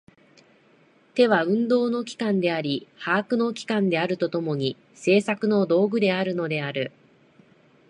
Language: Japanese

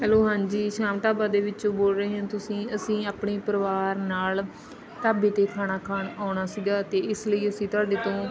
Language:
Punjabi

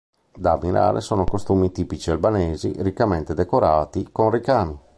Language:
Italian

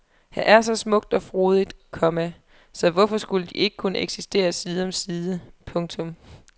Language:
Danish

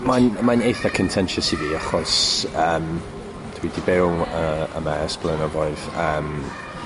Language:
Welsh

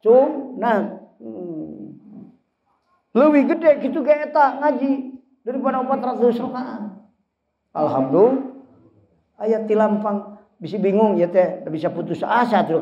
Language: Indonesian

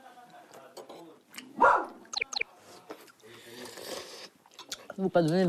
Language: Korean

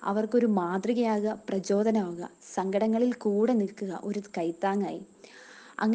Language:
Malayalam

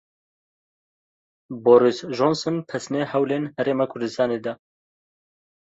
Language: Kurdish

